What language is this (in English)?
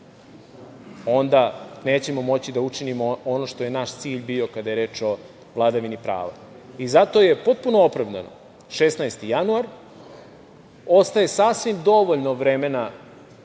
Serbian